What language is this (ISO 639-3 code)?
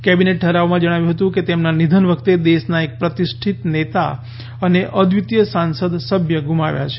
guj